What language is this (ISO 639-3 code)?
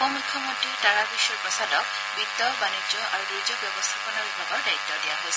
asm